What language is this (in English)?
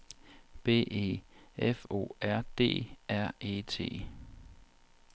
Danish